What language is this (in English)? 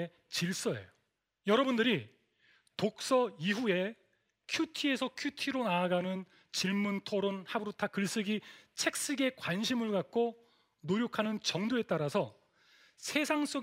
Korean